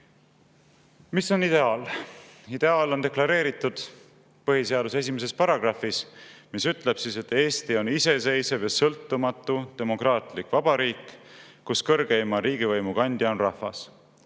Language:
Estonian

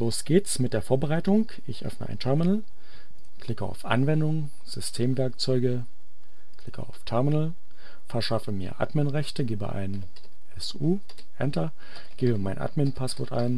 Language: German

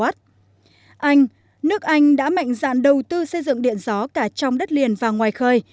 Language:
Vietnamese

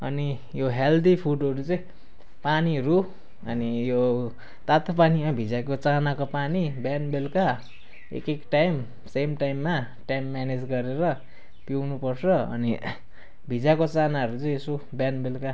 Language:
Nepali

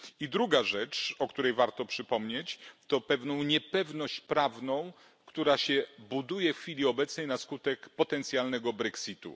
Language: Polish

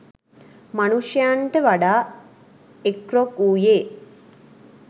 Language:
Sinhala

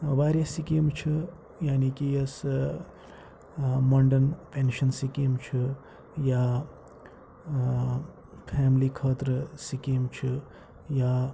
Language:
Kashmiri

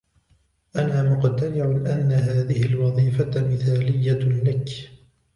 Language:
Arabic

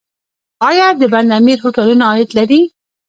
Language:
Pashto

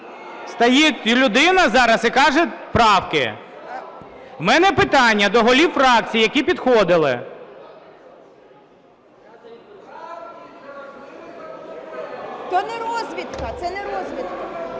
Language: Ukrainian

